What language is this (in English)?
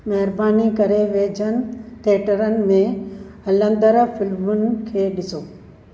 Sindhi